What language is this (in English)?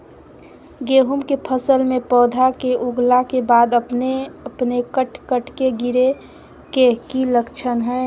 Magahi